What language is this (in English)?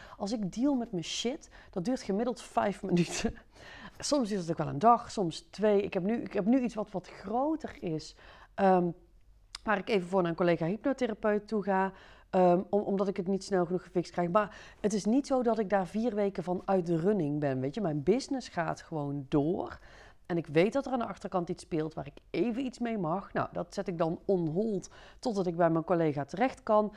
Dutch